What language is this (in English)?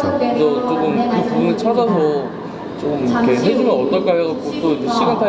Korean